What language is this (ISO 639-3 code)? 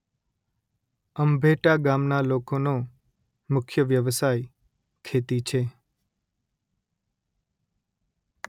guj